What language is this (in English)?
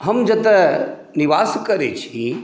Maithili